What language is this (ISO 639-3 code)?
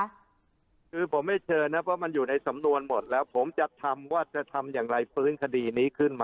tha